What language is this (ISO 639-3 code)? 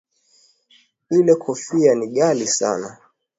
swa